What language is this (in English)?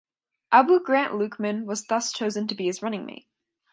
English